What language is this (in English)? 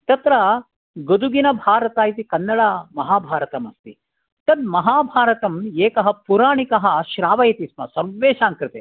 Sanskrit